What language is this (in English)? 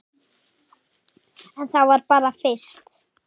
Icelandic